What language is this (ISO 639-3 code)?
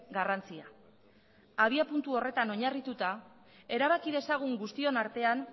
eus